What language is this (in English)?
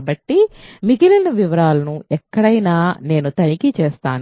Telugu